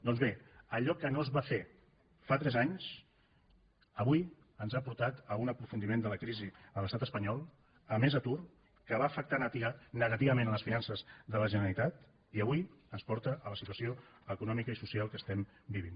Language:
Catalan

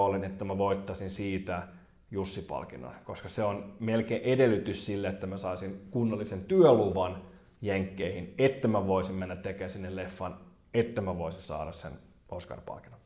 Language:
Finnish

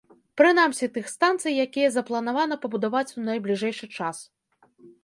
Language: Belarusian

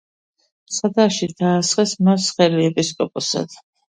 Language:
Georgian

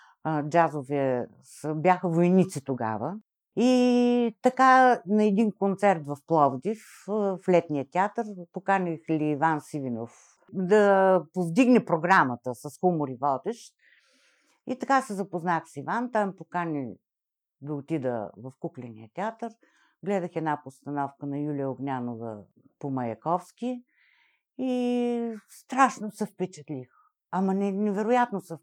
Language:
Bulgarian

